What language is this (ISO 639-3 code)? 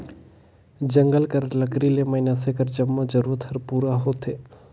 hne